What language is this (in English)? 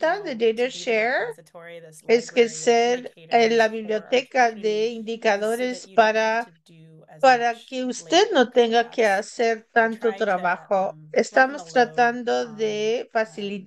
Spanish